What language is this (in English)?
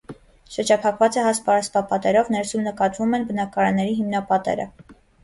Armenian